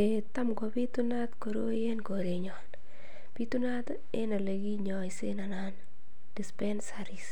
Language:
Kalenjin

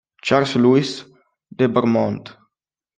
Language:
Italian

